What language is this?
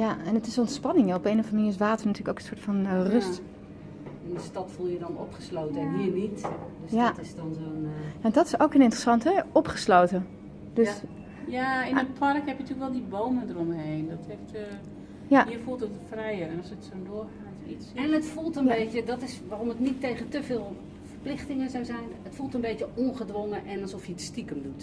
Dutch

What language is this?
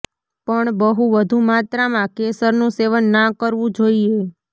Gujarati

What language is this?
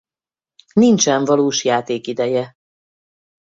Hungarian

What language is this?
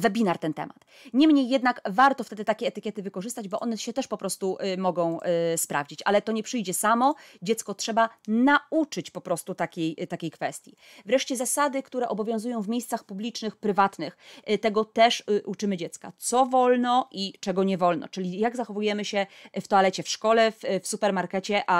Polish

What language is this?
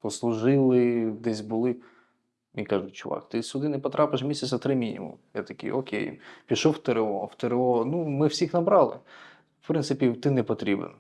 Ukrainian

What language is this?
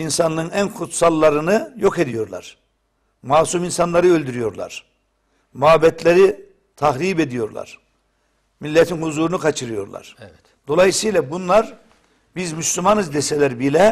Turkish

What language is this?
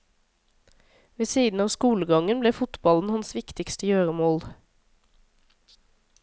Norwegian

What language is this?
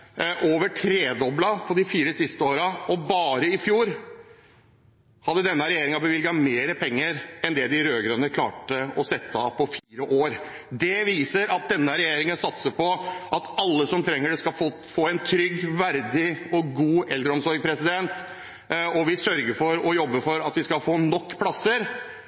Norwegian Bokmål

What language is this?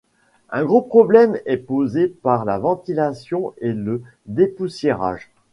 French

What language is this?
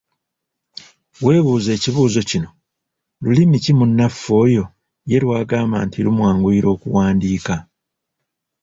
Ganda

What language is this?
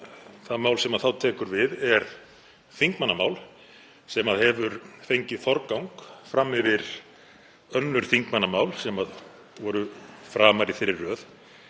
Icelandic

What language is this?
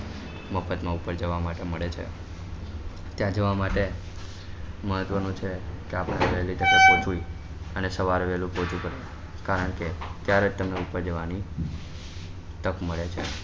Gujarati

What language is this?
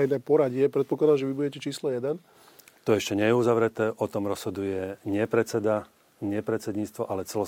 Slovak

